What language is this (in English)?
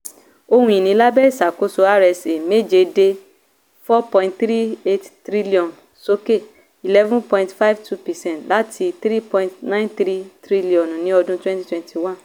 Yoruba